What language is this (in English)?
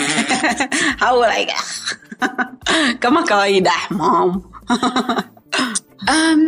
Swahili